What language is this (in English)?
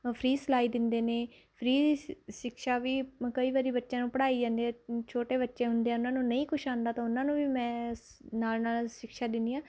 Punjabi